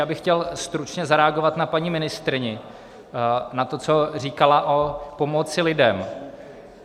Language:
Czech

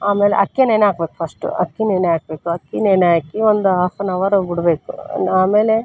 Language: Kannada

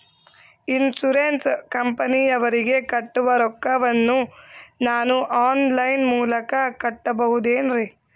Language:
Kannada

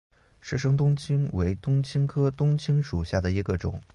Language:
Chinese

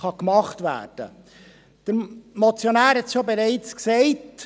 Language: Swiss German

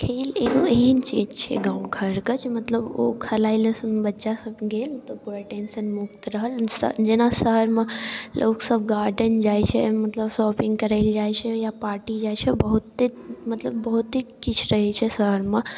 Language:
Maithili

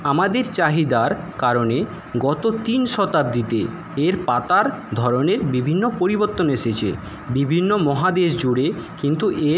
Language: Bangla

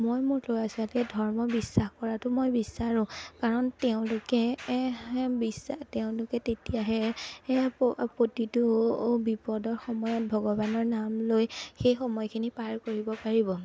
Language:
Assamese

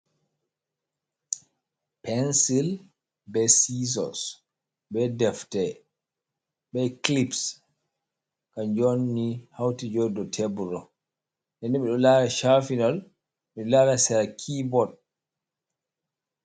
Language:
Fula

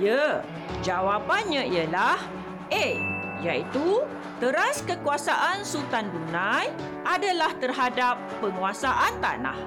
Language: Malay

